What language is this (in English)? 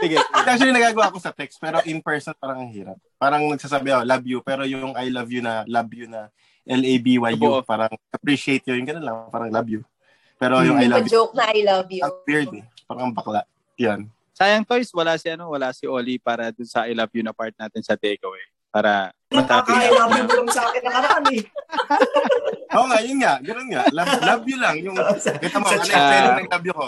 Filipino